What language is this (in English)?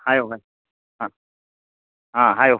Manipuri